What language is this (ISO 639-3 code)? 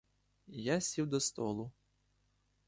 ukr